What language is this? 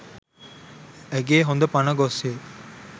Sinhala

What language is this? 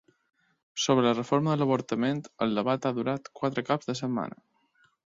Catalan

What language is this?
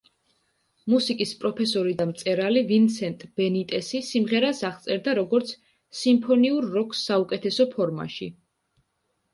Georgian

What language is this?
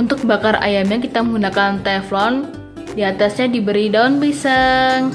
Indonesian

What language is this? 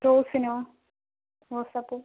Malayalam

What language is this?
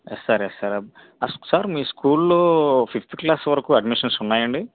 Telugu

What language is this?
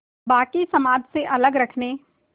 Hindi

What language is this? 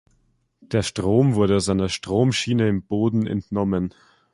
German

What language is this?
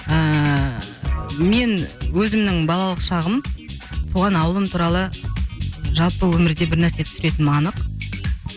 Kazakh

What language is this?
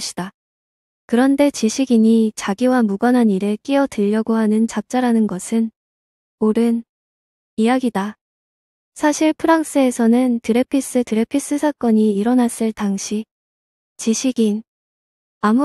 Korean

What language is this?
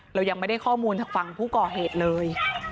Thai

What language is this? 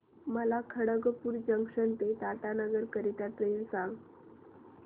Marathi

